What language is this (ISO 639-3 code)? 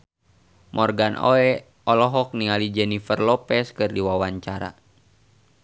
sun